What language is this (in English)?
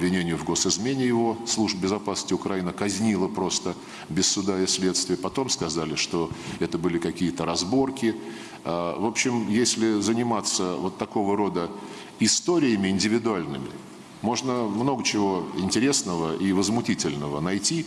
Russian